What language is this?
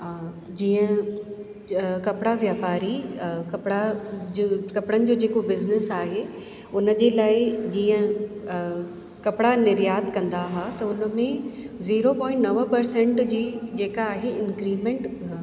Sindhi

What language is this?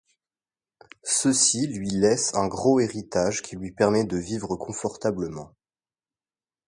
French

